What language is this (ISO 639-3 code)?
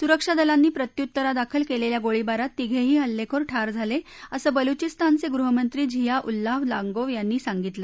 mar